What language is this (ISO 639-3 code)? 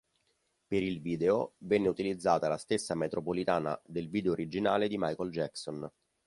ita